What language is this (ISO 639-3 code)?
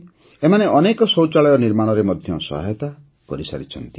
ori